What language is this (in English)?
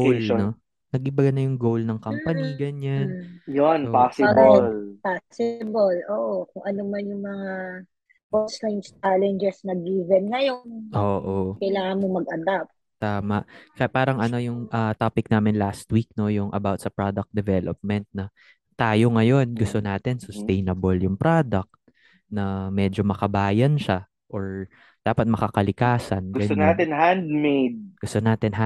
Filipino